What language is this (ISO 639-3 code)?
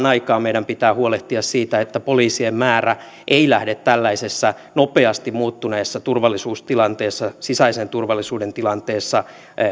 fin